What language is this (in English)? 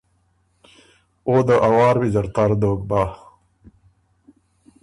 Ormuri